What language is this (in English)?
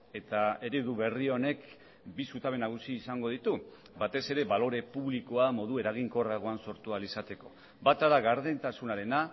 Basque